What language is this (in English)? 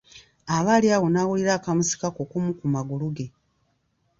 Ganda